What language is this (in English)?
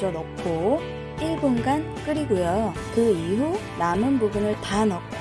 Korean